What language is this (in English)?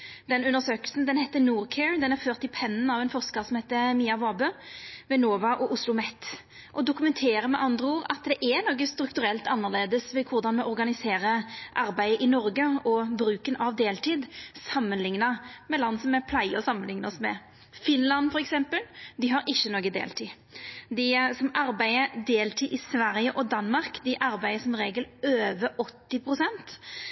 Norwegian Nynorsk